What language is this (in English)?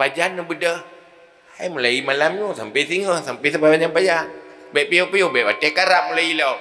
Malay